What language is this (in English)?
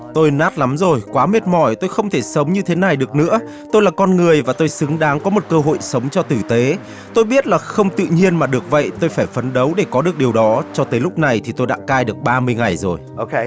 Vietnamese